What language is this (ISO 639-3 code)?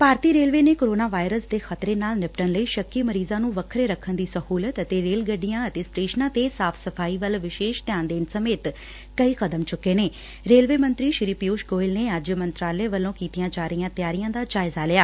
pan